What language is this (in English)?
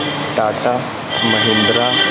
Punjabi